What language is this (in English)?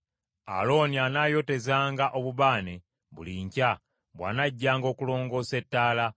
Ganda